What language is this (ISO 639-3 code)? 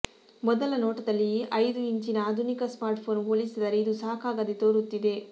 kan